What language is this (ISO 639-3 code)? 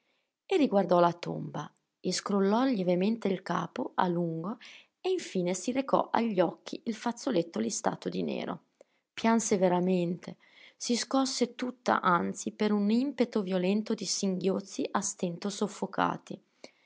ita